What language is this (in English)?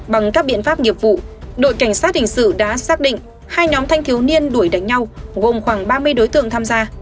Vietnamese